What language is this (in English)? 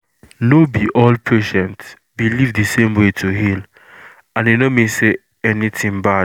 Nigerian Pidgin